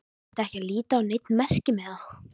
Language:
Icelandic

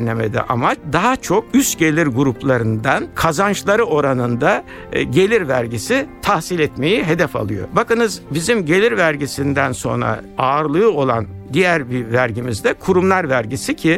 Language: Turkish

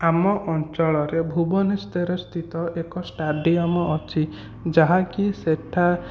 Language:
Odia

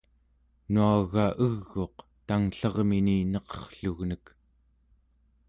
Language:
Central Yupik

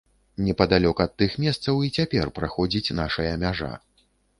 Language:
Belarusian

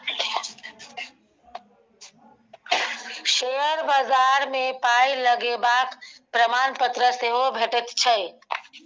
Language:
Maithili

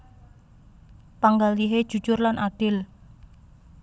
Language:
Javanese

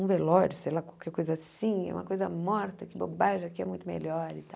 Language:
Portuguese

